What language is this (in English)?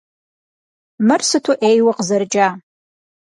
Kabardian